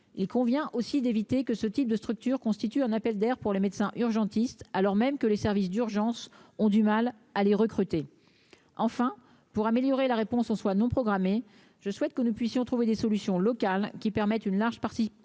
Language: French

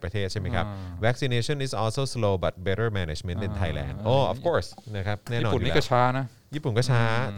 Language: Thai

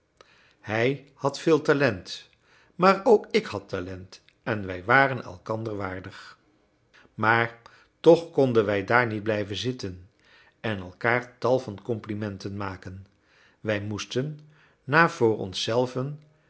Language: Dutch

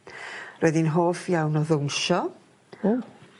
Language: Welsh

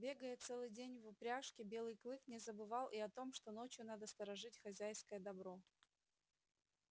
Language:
Russian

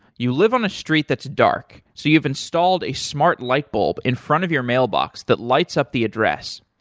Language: English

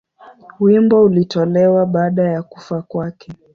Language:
Swahili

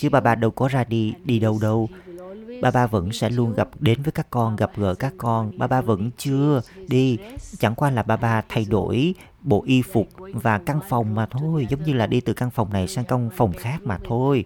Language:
Vietnamese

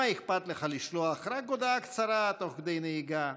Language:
Hebrew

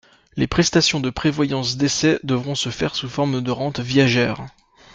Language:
French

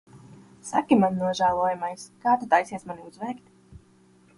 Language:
Latvian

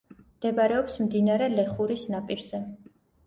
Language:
Georgian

